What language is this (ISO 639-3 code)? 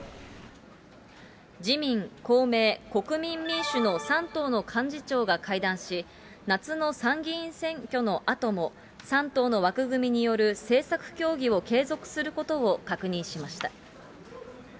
jpn